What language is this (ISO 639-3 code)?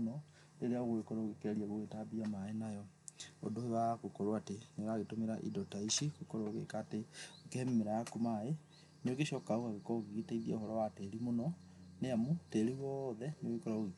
kik